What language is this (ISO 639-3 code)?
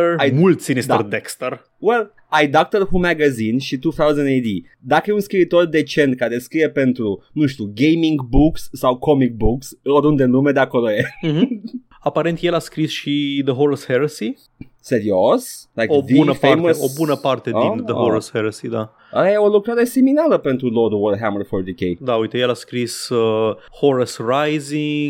ron